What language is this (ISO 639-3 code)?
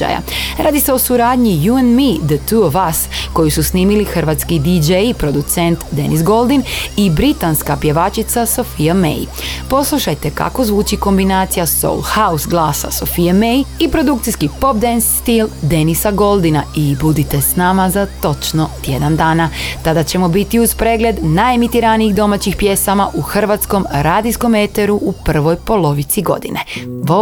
hrv